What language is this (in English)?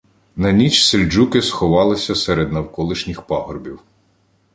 Ukrainian